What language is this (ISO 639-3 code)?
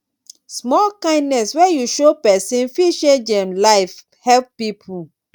pcm